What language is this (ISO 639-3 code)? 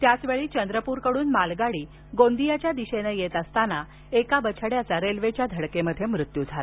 mar